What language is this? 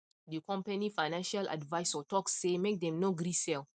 Nigerian Pidgin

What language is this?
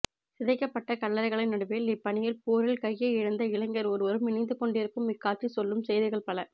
Tamil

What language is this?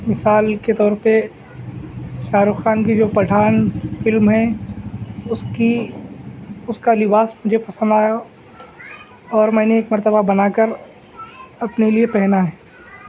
Urdu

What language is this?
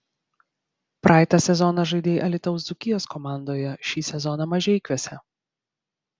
Lithuanian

